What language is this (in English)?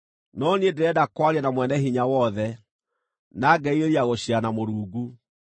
Kikuyu